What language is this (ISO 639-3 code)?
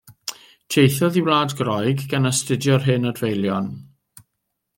cym